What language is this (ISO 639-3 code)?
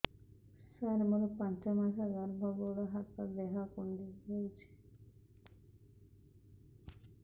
ori